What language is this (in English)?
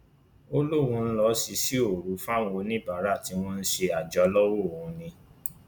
Yoruba